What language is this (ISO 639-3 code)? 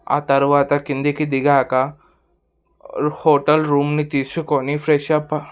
tel